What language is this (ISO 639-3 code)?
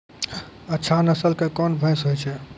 mai